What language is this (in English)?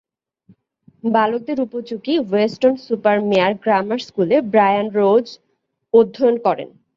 Bangla